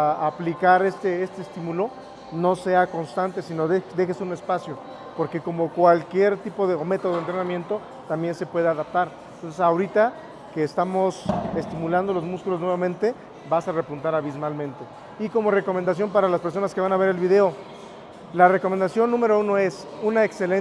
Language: Spanish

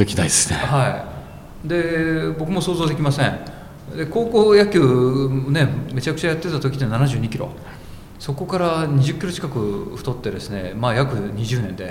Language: Japanese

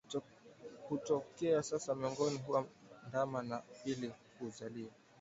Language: Swahili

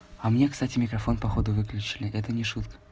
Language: Russian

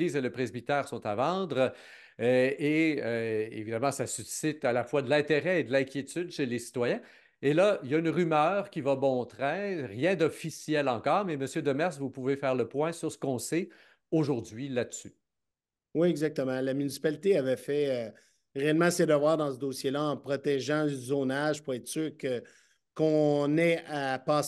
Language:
French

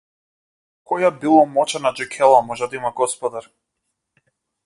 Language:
Macedonian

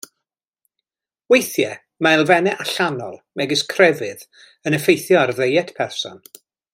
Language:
Welsh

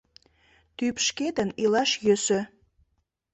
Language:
Mari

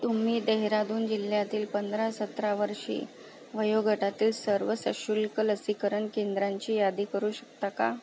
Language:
Marathi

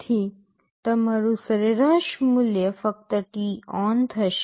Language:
Gujarati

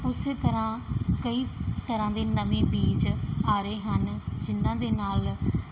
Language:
Punjabi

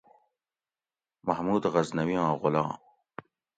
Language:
Gawri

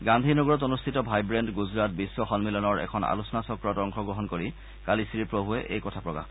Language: Assamese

